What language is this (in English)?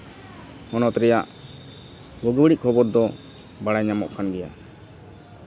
Santali